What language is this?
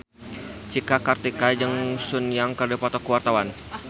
Sundanese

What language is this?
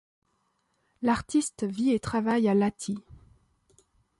French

